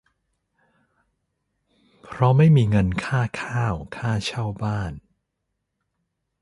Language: Thai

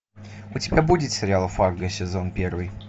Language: Russian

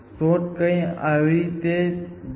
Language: Gujarati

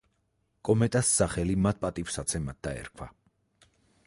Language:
Georgian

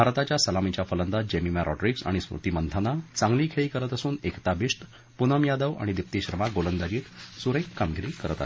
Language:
Marathi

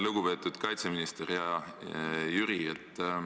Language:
Estonian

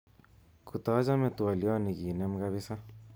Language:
Kalenjin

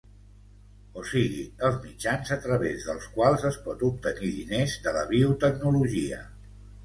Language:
Catalan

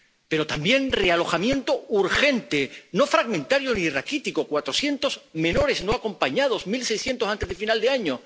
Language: Spanish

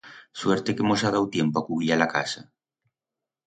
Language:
Aragonese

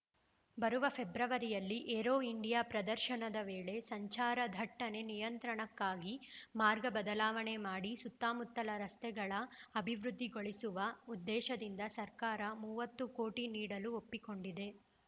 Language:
Kannada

